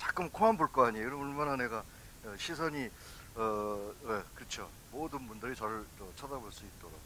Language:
Korean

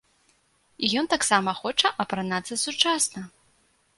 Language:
Belarusian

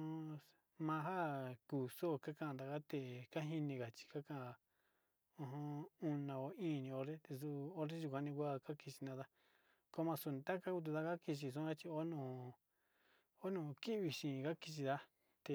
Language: Sinicahua Mixtec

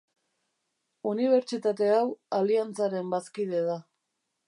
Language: Basque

